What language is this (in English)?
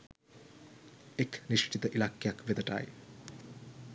Sinhala